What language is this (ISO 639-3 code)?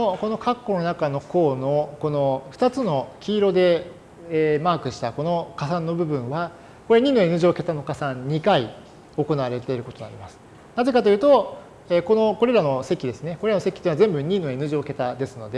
jpn